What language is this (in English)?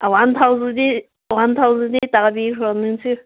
Manipuri